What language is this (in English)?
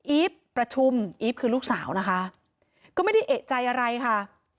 Thai